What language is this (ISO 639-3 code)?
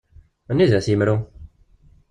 kab